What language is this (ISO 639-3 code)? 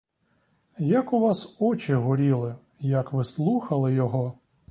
ukr